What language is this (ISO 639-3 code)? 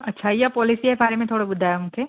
snd